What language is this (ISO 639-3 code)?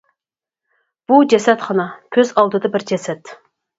uig